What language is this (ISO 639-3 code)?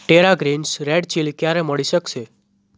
guj